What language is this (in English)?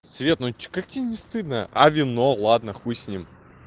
Russian